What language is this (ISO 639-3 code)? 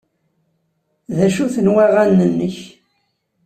kab